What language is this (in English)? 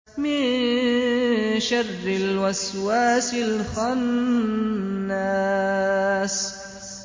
Arabic